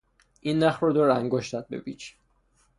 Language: Persian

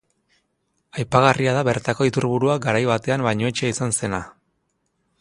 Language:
Basque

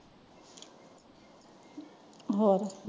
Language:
Punjabi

